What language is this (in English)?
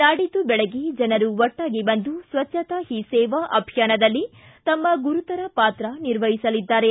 Kannada